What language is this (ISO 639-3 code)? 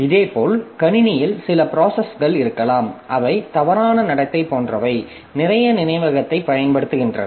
tam